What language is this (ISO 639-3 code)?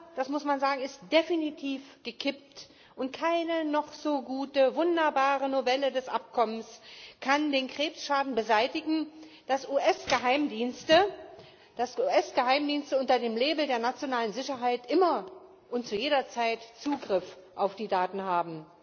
deu